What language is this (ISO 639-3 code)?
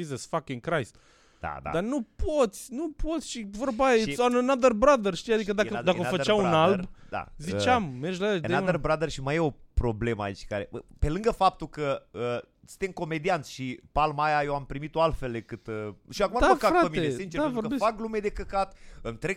ron